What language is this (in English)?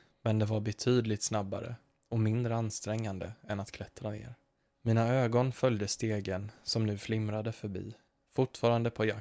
Swedish